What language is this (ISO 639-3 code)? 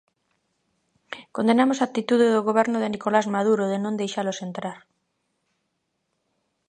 glg